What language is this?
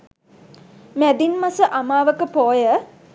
Sinhala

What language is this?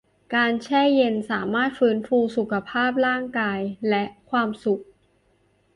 Thai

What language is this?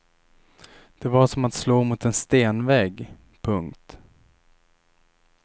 Swedish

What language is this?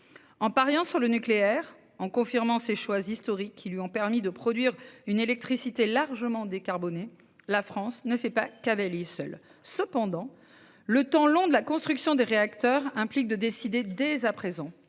French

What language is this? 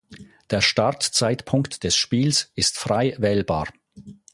German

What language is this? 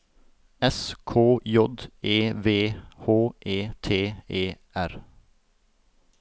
Norwegian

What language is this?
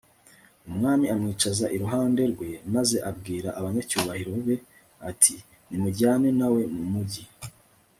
Kinyarwanda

